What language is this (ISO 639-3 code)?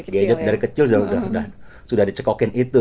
ind